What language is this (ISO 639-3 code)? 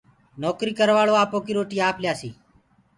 ggg